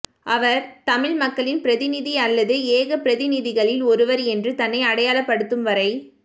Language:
Tamil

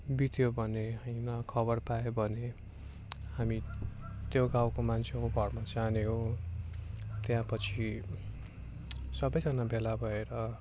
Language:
Nepali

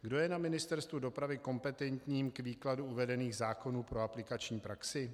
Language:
Czech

